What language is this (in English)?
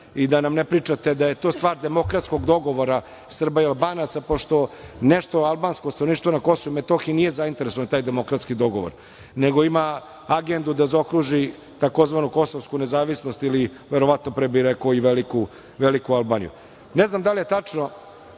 Serbian